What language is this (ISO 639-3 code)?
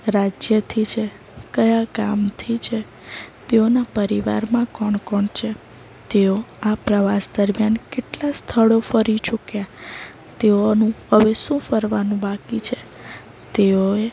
guj